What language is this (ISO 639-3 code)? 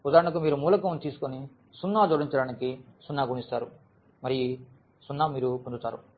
tel